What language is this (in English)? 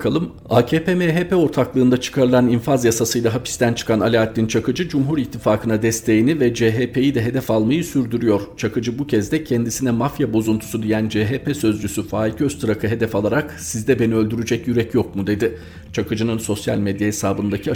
Turkish